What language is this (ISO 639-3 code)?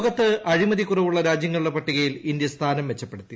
mal